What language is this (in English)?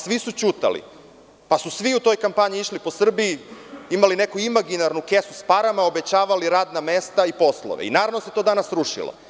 Serbian